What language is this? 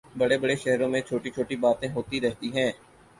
Urdu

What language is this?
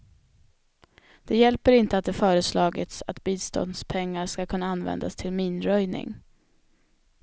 Swedish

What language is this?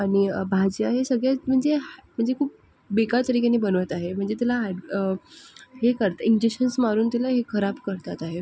Marathi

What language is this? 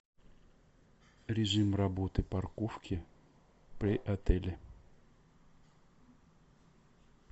Russian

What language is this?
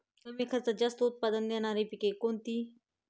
Marathi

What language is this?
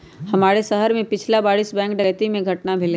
Magahi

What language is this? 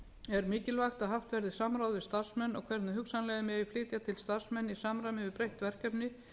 Icelandic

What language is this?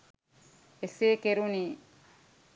Sinhala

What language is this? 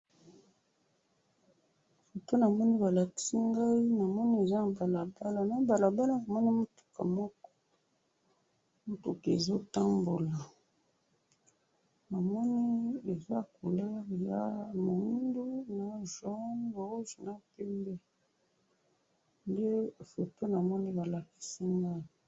Lingala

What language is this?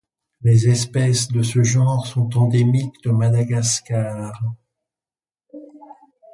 French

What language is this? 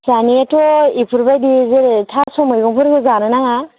Bodo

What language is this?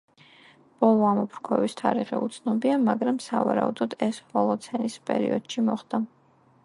Georgian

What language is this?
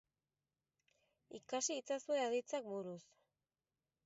Basque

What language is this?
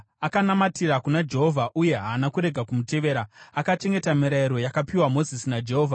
Shona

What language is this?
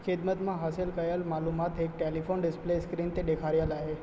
Sindhi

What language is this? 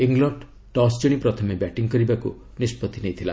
Odia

